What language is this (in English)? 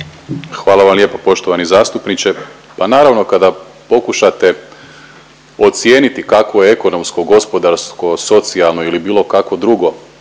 Croatian